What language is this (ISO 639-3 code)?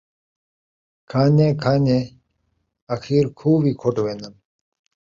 skr